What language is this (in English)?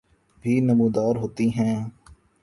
Urdu